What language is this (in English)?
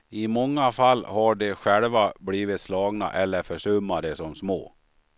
Swedish